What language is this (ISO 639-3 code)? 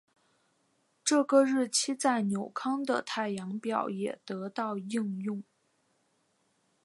zho